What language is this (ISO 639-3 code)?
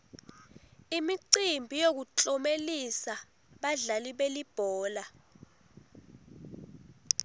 ssw